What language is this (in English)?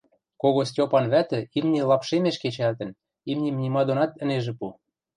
Western Mari